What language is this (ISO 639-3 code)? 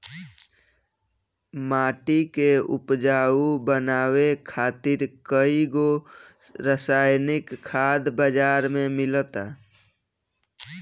bho